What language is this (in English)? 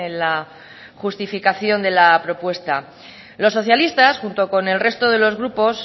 Spanish